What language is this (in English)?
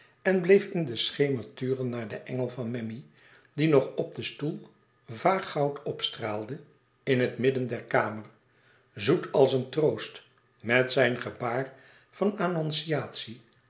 Dutch